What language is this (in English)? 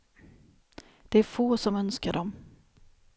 Swedish